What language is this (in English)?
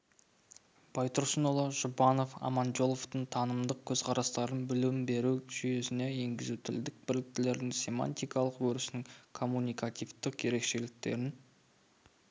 Kazakh